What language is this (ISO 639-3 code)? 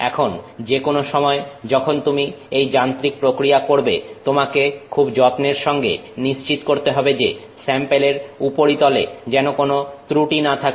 ben